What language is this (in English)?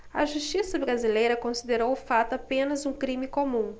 Portuguese